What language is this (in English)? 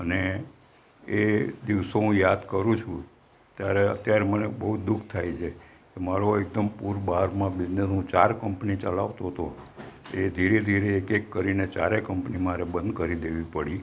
Gujarati